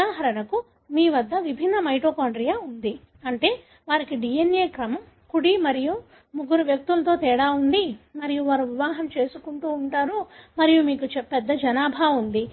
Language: Telugu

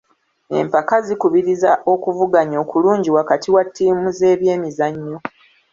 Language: Ganda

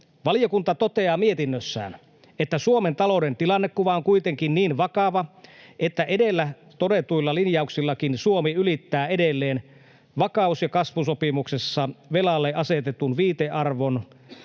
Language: Finnish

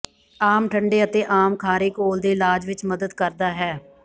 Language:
Punjabi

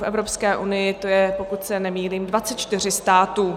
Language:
Czech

